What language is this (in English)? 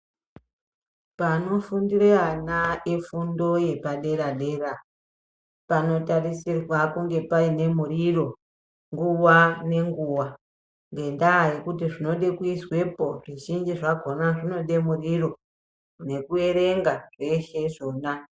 Ndau